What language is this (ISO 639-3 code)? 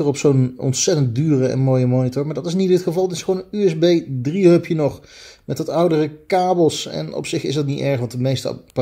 nld